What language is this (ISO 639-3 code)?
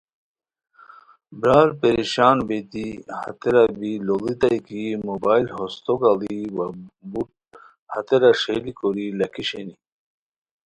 khw